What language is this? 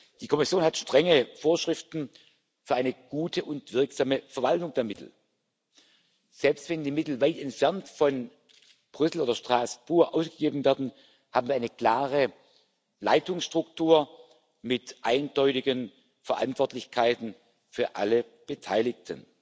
German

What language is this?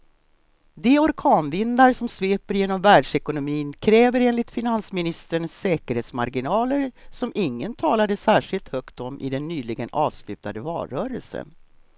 Swedish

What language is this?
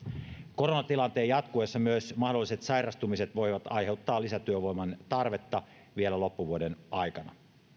Finnish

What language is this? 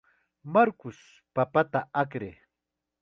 Chiquián Ancash Quechua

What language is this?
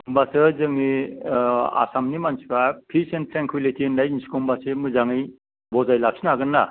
Bodo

